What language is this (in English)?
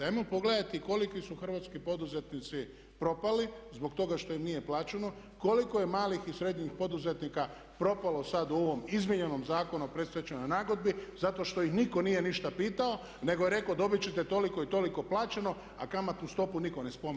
Croatian